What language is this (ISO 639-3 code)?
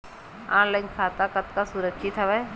hne